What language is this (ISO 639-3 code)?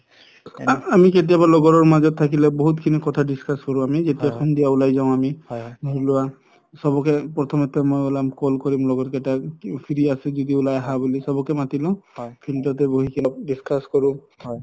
asm